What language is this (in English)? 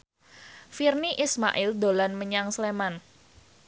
Javanese